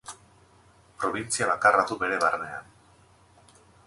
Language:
Basque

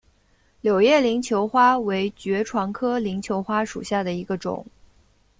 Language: Chinese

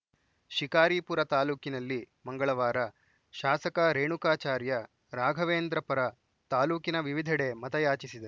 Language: Kannada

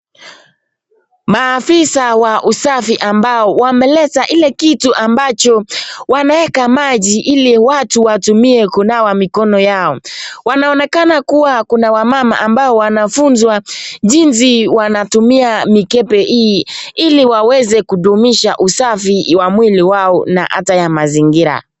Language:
Swahili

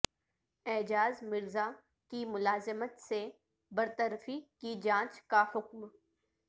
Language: Urdu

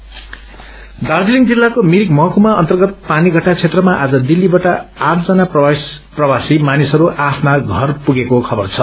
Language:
Nepali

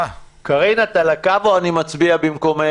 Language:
Hebrew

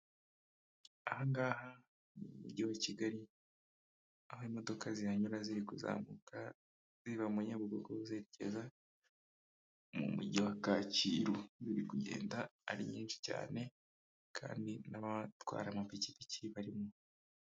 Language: Kinyarwanda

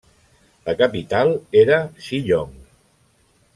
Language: Catalan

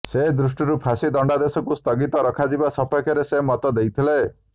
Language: Odia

